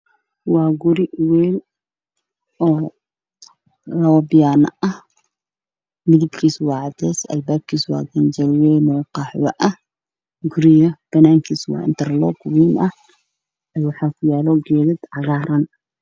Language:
Somali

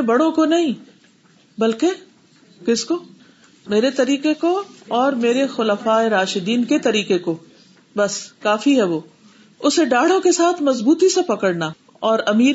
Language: Urdu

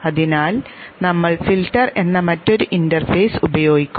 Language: Malayalam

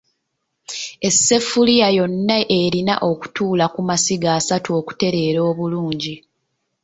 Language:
Ganda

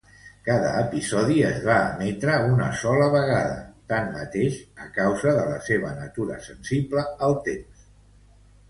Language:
Catalan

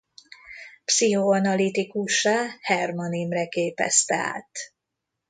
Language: Hungarian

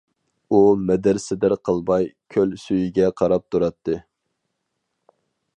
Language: Uyghur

